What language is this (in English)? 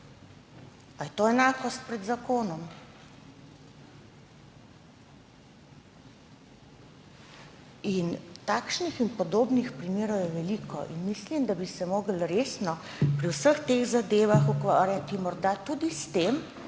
Slovenian